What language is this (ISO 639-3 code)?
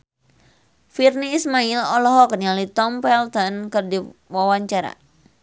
sun